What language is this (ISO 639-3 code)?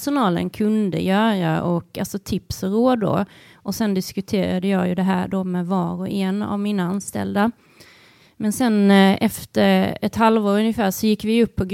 swe